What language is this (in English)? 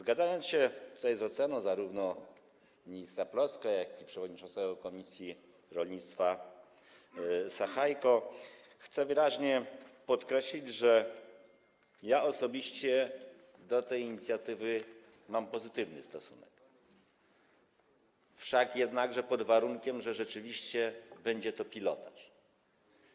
Polish